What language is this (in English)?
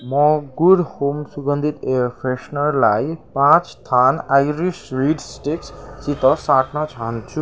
Nepali